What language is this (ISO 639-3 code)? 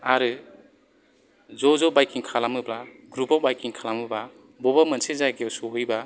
brx